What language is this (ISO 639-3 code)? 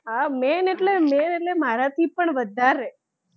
guj